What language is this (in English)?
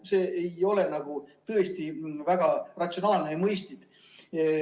Estonian